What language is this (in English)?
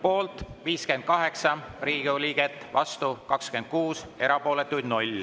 Estonian